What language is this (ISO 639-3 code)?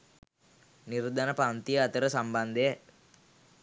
sin